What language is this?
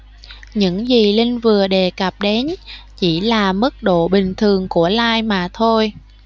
Vietnamese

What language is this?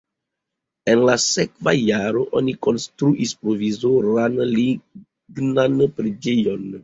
Esperanto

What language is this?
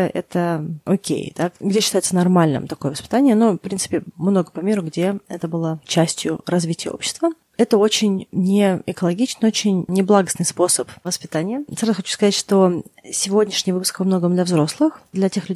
Russian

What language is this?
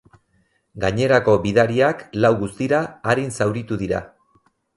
Basque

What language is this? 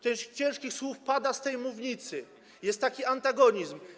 Polish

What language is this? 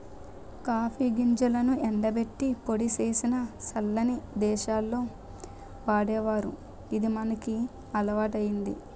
Telugu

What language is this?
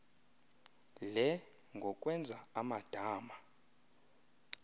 Xhosa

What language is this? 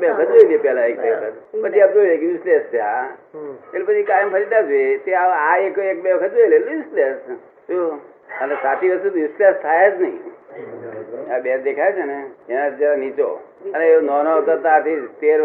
Gujarati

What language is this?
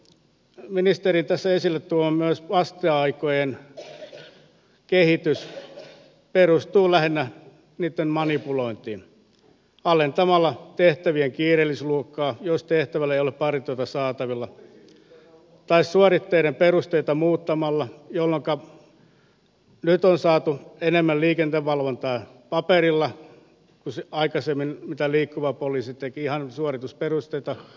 Finnish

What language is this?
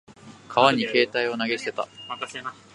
Japanese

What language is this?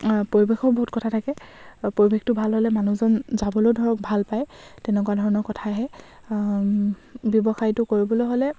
Assamese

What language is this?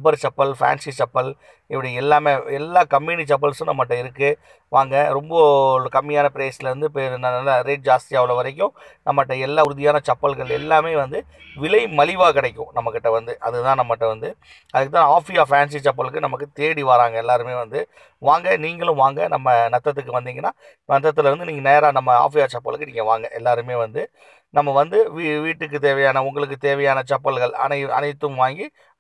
Thai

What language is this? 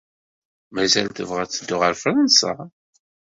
Kabyle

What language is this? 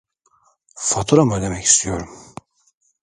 Turkish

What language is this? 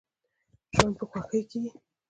Pashto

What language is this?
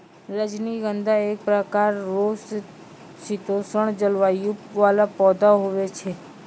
Maithili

